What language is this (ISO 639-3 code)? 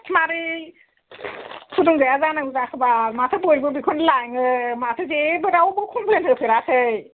brx